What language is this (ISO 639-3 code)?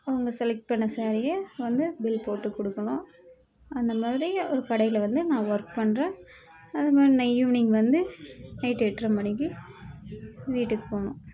tam